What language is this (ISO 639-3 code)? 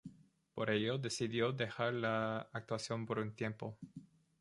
spa